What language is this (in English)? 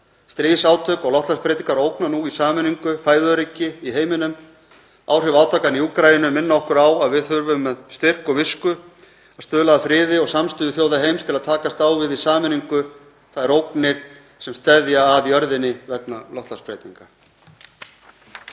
Icelandic